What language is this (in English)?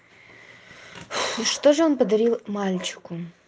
Russian